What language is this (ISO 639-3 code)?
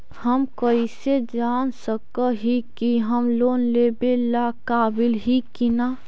mag